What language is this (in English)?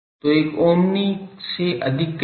Hindi